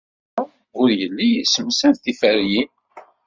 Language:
Kabyle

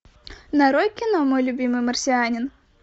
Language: Russian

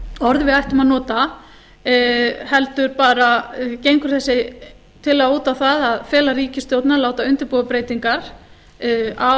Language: Icelandic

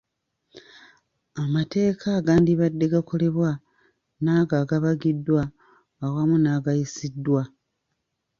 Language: Ganda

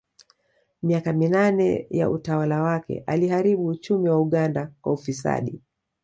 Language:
Swahili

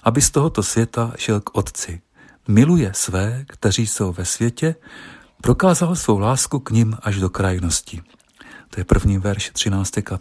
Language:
Czech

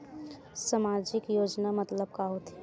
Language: Chhattisgarhi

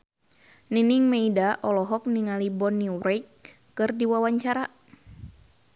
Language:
Sundanese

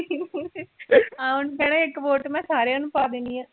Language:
Punjabi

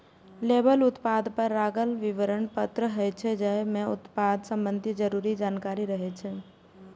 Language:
Maithili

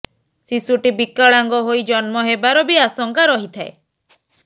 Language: Odia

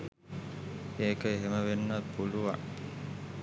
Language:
Sinhala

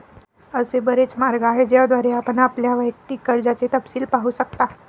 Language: Marathi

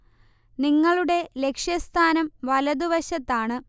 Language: Malayalam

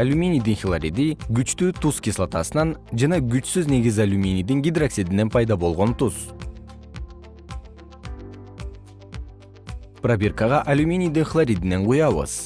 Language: Kyrgyz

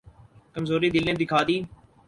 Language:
Urdu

